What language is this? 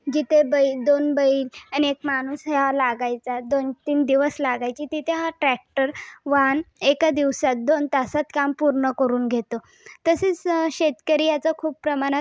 Marathi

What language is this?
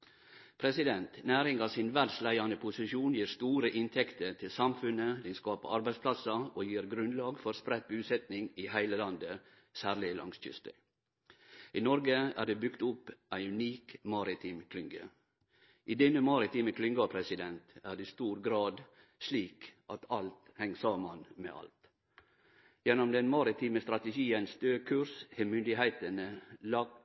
Norwegian Nynorsk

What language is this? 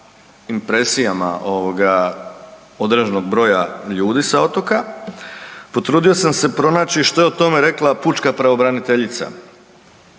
Croatian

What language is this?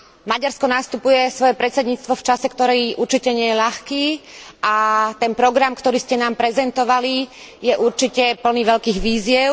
Slovak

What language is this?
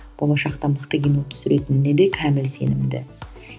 Kazakh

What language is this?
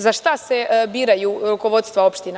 Serbian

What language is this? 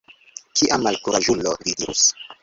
Esperanto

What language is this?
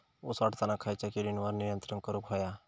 Marathi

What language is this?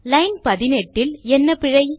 Tamil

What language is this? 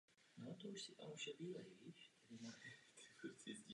Czech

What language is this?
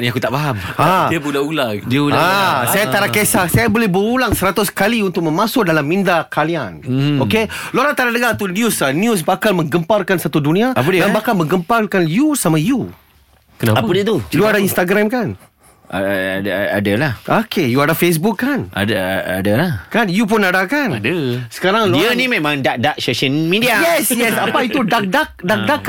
Malay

